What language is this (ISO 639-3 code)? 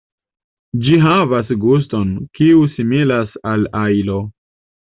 epo